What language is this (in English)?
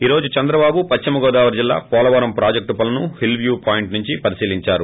Telugu